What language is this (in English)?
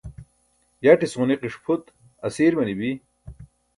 Burushaski